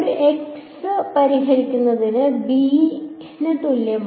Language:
Malayalam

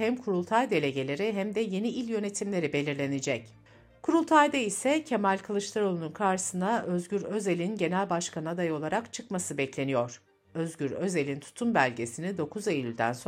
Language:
Turkish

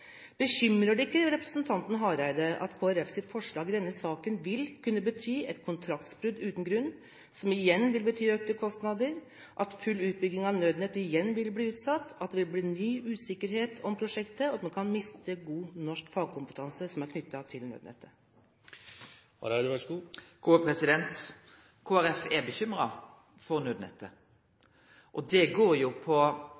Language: Norwegian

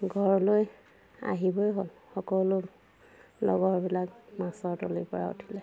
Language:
Assamese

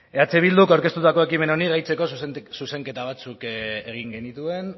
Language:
Basque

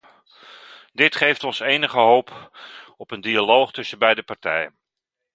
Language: Dutch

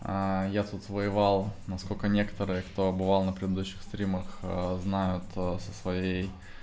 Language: Russian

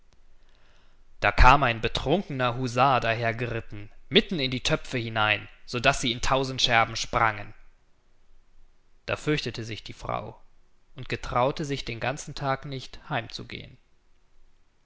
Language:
German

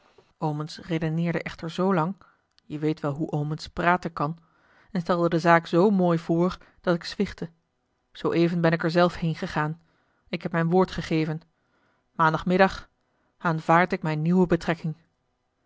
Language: Dutch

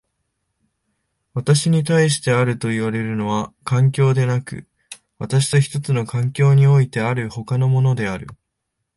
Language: Japanese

